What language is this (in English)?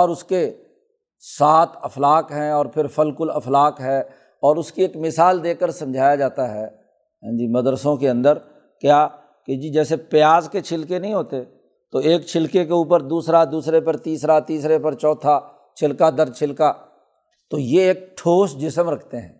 Urdu